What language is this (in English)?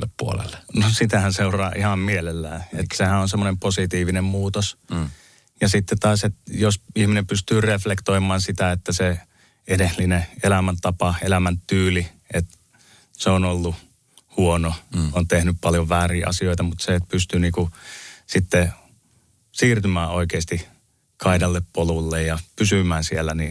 Finnish